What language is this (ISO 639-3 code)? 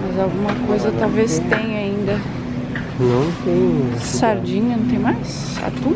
por